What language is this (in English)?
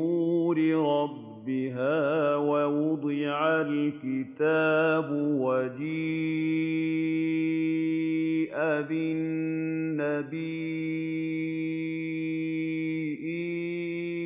Arabic